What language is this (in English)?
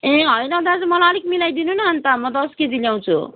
Nepali